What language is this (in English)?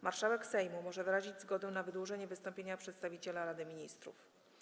Polish